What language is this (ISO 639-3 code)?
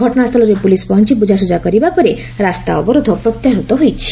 ori